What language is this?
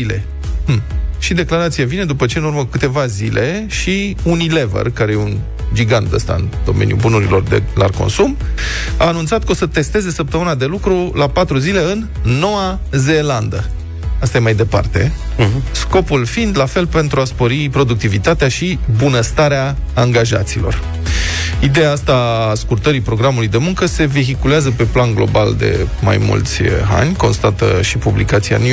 Romanian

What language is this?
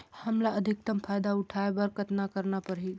Chhattisgarhi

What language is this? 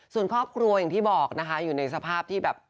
Thai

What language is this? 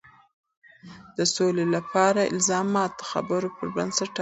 Pashto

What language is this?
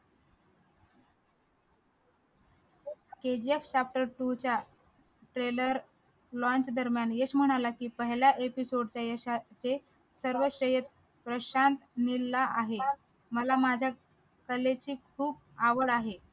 Marathi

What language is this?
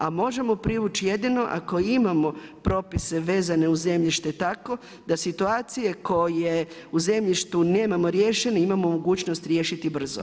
Croatian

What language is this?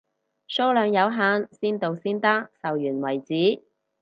Cantonese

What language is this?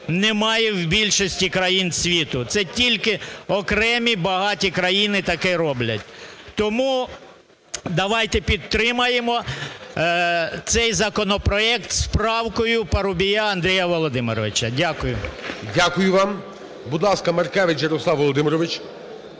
Ukrainian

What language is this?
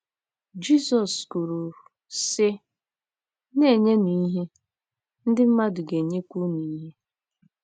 Igbo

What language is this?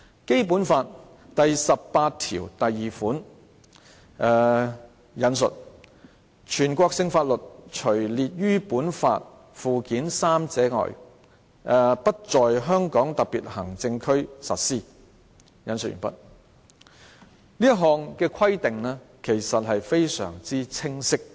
Cantonese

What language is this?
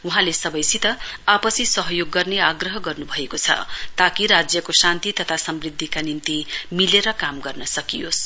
Nepali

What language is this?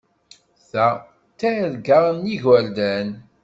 Kabyle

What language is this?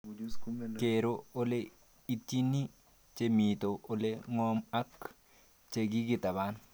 Kalenjin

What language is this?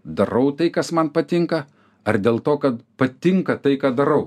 Lithuanian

